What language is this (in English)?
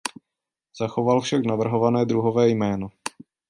Czech